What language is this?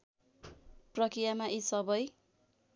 Nepali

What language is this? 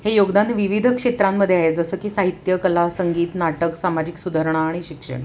Marathi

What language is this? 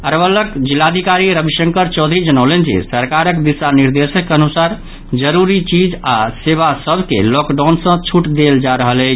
Maithili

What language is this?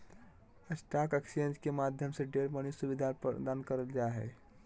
Magahi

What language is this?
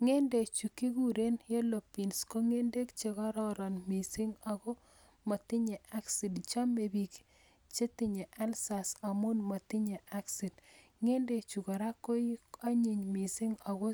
Kalenjin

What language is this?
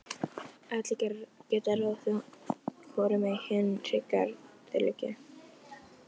Icelandic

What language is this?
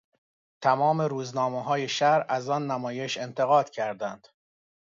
Persian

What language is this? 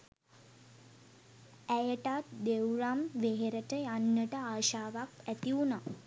Sinhala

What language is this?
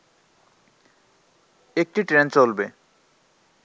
Bangla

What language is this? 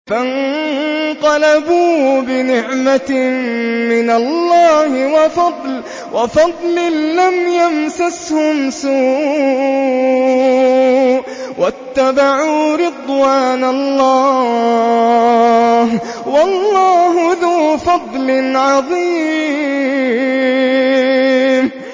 Arabic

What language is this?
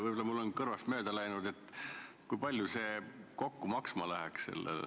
Estonian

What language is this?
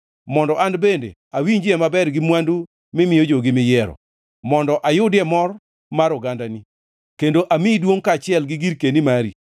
Luo (Kenya and Tanzania)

